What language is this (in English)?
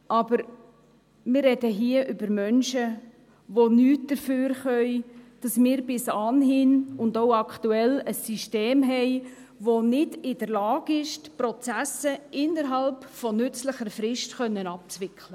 Swiss German